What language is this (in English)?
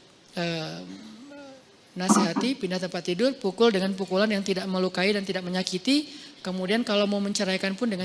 Indonesian